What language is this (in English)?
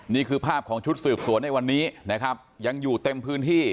Thai